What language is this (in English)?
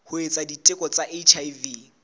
Southern Sotho